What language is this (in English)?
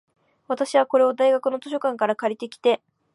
Japanese